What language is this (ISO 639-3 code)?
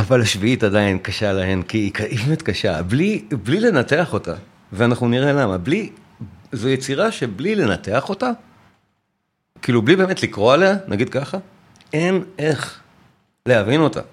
heb